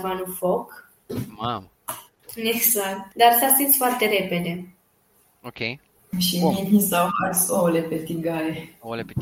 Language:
Romanian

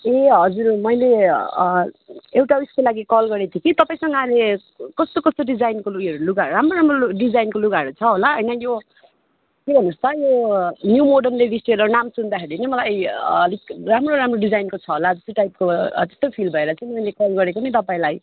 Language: Nepali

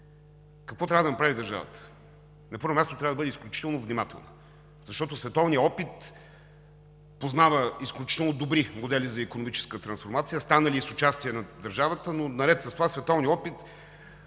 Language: Bulgarian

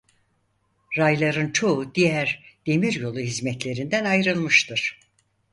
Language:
Turkish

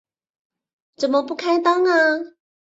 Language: Chinese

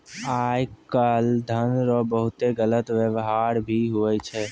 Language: Maithili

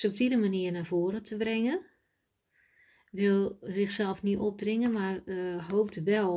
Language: Dutch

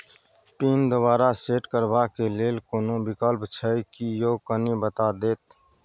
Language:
Maithili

